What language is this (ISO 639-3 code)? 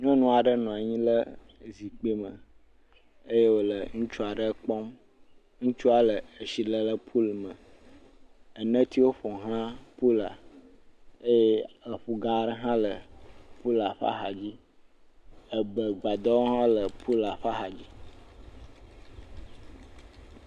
ewe